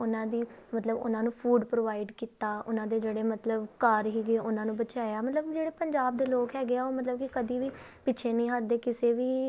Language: Punjabi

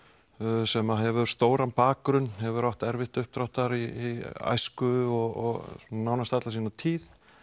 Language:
Icelandic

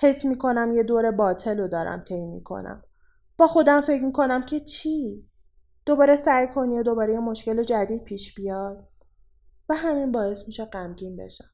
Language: Persian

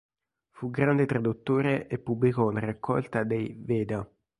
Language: Italian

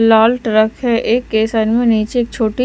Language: Hindi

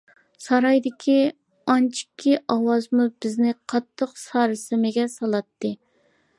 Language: Uyghur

